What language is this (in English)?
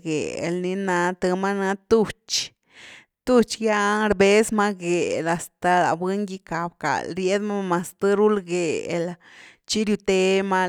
Güilá Zapotec